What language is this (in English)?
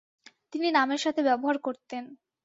Bangla